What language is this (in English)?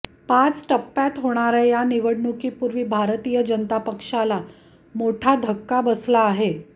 Marathi